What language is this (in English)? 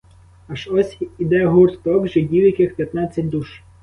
Ukrainian